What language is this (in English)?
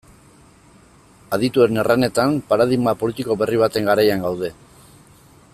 Basque